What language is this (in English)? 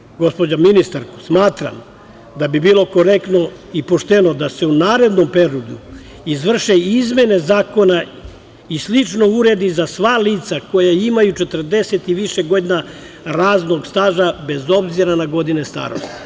Serbian